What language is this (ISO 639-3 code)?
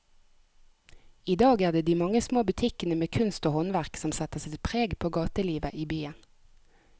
nor